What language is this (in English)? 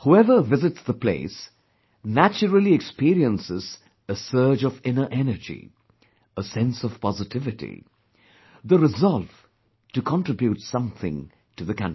English